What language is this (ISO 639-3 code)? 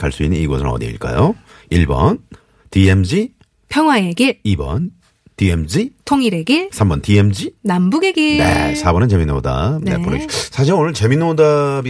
kor